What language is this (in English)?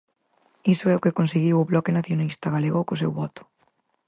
Galician